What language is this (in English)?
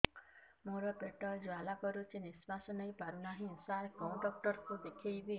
Odia